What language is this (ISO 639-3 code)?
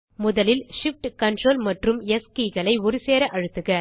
tam